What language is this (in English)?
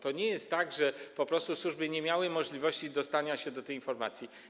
Polish